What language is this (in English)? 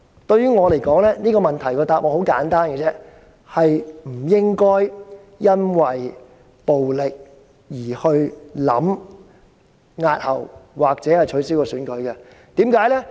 Cantonese